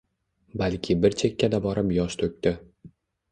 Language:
Uzbek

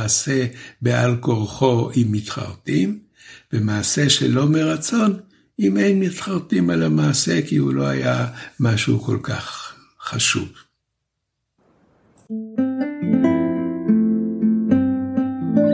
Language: Hebrew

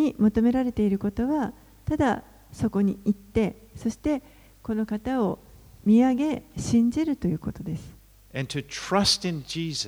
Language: Japanese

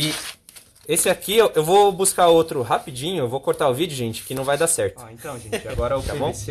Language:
Portuguese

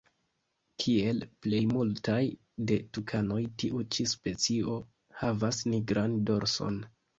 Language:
Esperanto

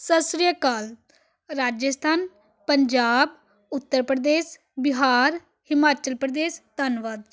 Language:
Punjabi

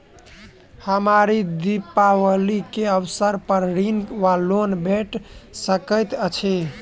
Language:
Maithili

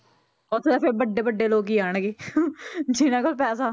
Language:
Punjabi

